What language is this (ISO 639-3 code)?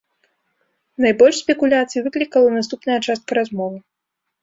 bel